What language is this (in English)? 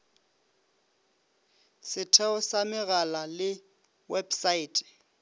Northern Sotho